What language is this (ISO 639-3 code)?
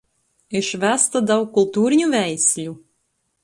lit